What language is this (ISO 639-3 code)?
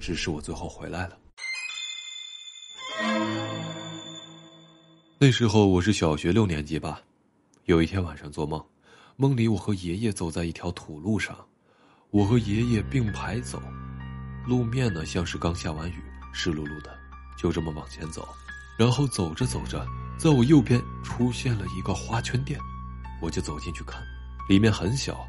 zho